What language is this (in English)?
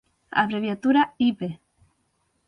Galician